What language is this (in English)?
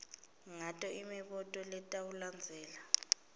Swati